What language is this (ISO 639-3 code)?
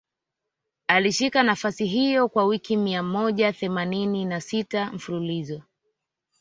swa